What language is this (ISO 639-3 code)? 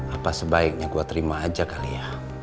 ind